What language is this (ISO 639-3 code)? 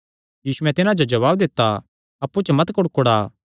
xnr